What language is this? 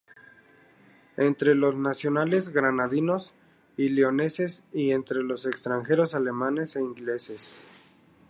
Spanish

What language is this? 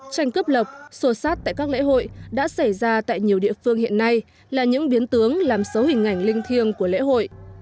Vietnamese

